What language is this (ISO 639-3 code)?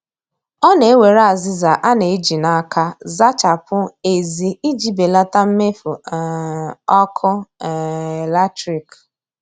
ibo